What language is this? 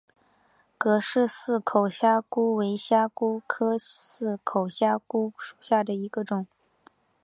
Chinese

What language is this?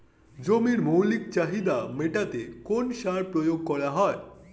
Bangla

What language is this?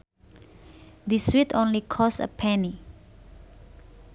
Sundanese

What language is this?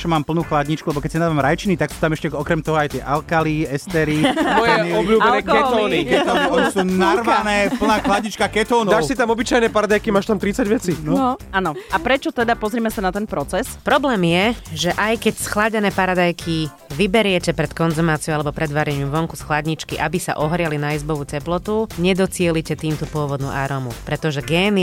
Slovak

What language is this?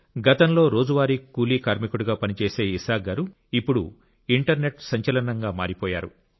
Telugu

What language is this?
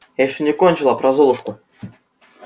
Russian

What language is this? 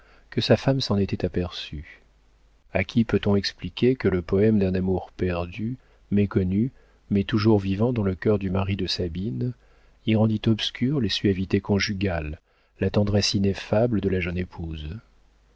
French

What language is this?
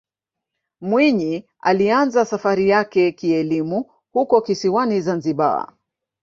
Swahili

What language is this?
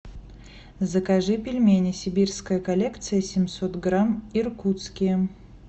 Russian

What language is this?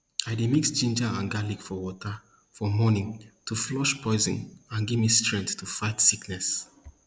Nigerian Pidgin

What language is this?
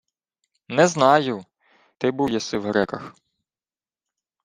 Ukrainian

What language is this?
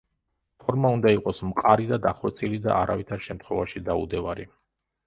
Georgian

